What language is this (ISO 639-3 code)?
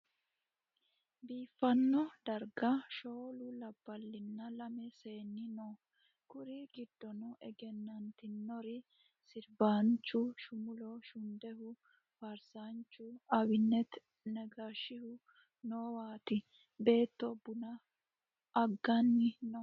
sid